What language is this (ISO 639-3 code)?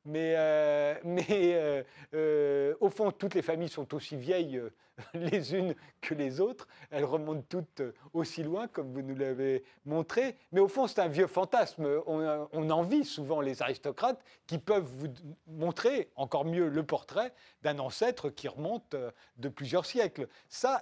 fra